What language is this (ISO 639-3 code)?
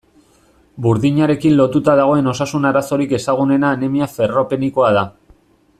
eus